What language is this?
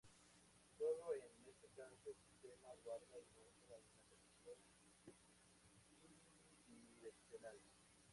Spanish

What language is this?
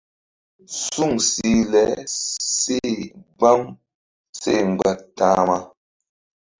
Mbum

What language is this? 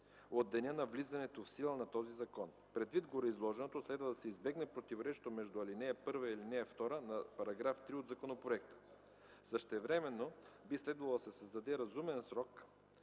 Bulgarian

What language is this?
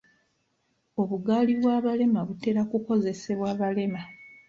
Ganda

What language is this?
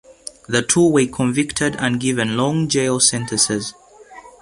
English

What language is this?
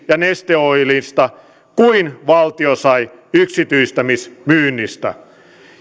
Finnish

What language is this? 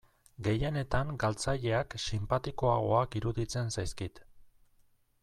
Basque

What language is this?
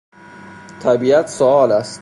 Persian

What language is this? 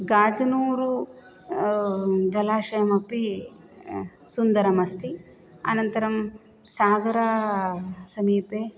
Sanskrit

